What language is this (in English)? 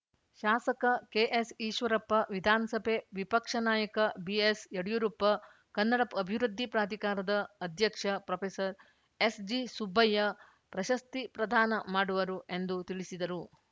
Kannada